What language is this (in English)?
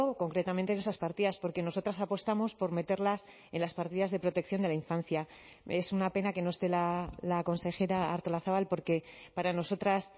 Spanish